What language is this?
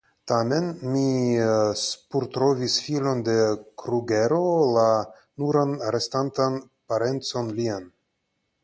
Esperanto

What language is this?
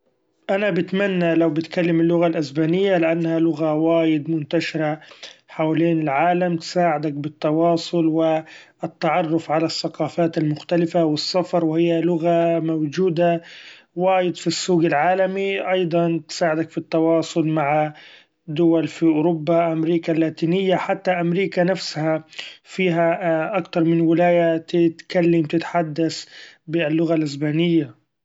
Gulf Arabic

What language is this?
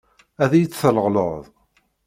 Kabyle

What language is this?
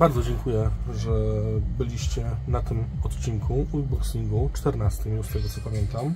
Polish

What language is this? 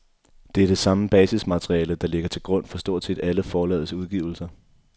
Danish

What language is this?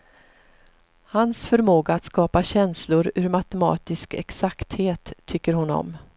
Swedish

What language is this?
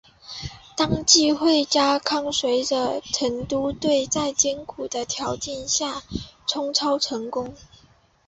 Chinese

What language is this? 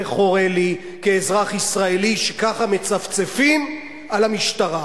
Hebrew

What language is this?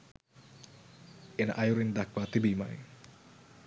Sinhala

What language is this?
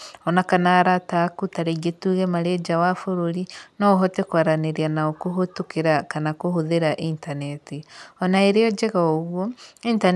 Kikuyu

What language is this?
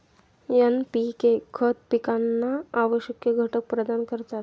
Marathi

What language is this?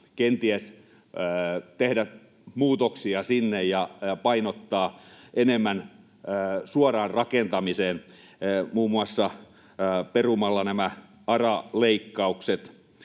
Finnish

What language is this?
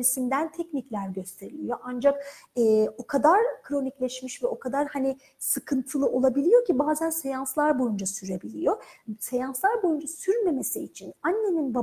Turkish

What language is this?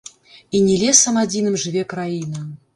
Belarusian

